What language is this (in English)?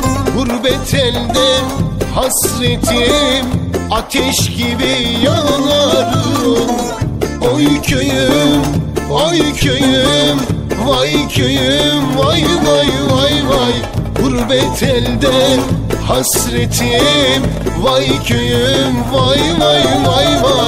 Turkish